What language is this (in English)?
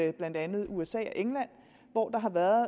Danish